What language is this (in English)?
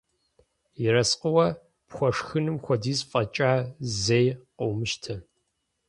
Kabardian